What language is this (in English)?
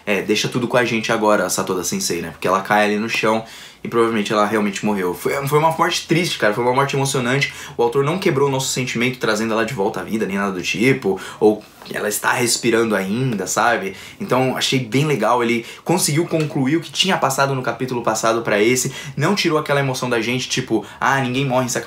Portuguese